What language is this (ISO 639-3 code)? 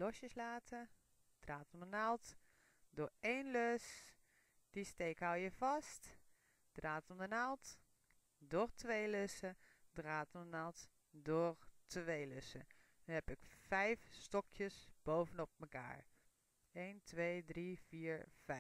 nld